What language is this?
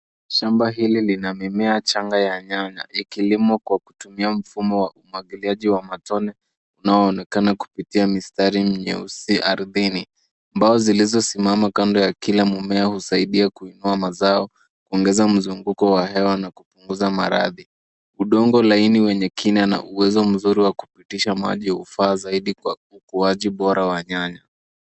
Swahili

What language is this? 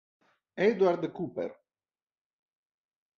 Italian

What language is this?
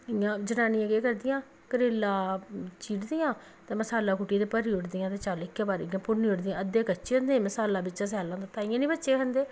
Dogri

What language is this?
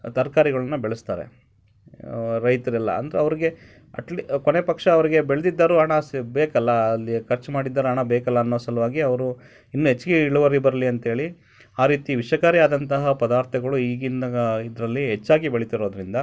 Kannada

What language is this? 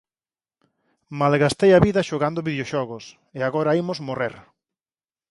Galician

